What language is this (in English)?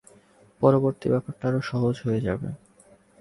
Bangla